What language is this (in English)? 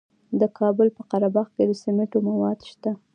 Pashto